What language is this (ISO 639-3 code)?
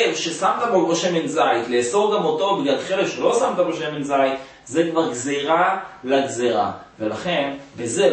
heb